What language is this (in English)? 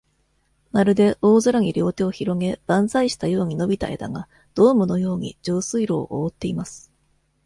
Japanese